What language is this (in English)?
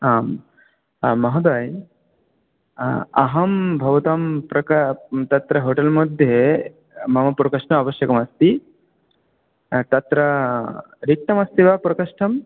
Sanskrit